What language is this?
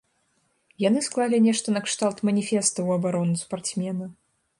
Belarusian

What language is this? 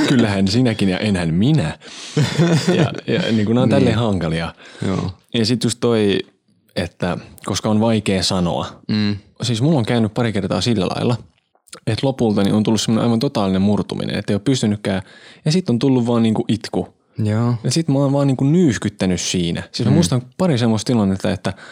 Finnish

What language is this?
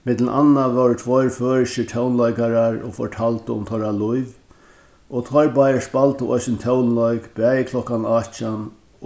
Faroese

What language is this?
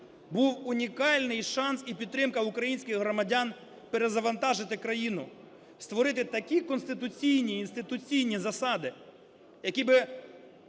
Ukrainian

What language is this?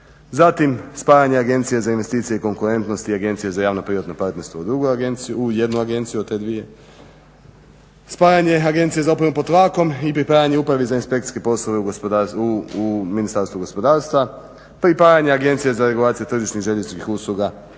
Croatian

